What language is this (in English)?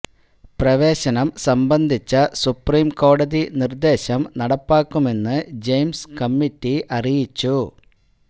Malayalam